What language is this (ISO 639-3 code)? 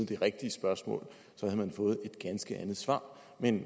dan